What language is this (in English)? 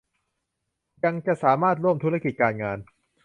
Thai